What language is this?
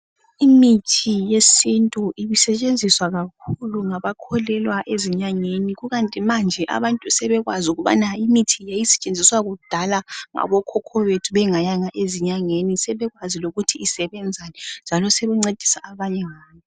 North Ndebele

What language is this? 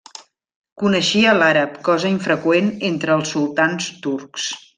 Catalan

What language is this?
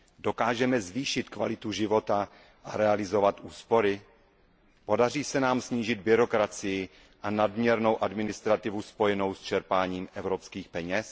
Czech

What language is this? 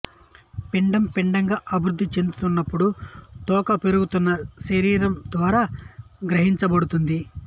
Telugu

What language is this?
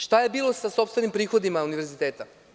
Serbian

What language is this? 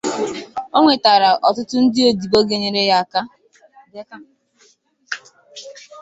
Igbo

